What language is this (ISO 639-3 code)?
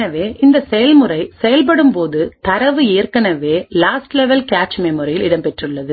tam